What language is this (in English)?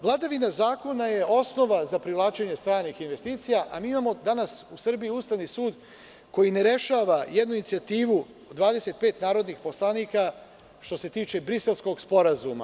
Serbian